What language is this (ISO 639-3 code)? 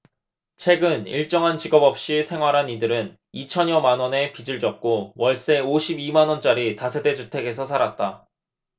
kor